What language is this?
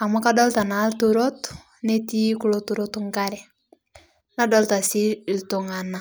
Masai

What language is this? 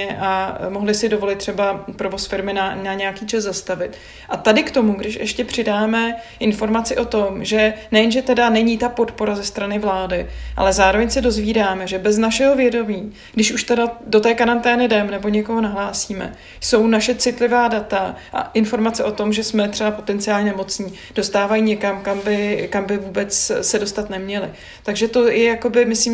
Czech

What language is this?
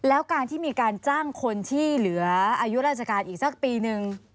Thai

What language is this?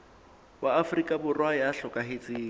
Southern Sotho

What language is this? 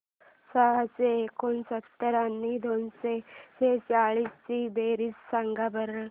Marathi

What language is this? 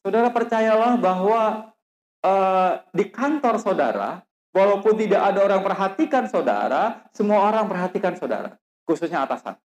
Indonesian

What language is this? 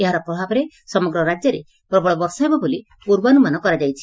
Odia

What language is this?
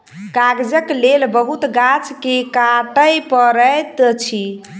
Maithili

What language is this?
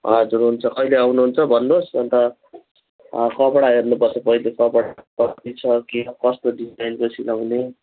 Nepali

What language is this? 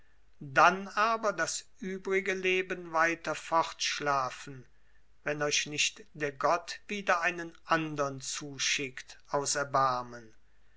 German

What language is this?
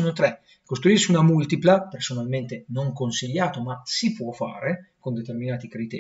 Italian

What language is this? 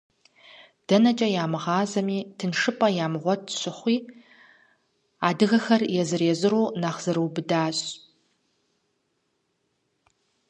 Kabardian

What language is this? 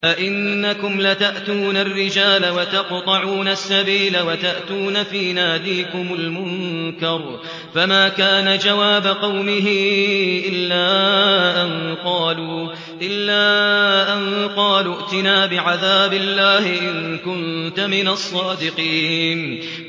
Arabic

